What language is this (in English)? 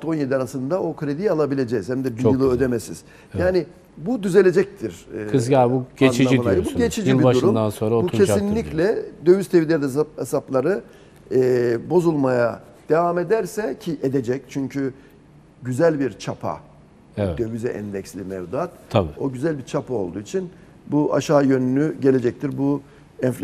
Turkish